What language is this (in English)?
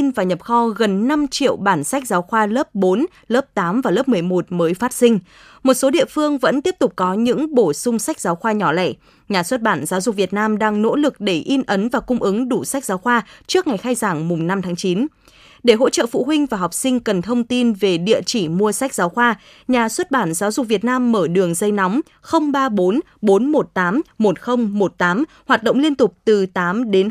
Vietnamese